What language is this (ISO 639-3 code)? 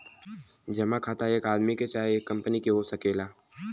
bho